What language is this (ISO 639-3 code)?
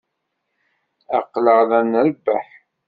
kab